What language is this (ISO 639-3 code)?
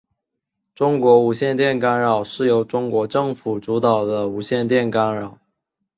zho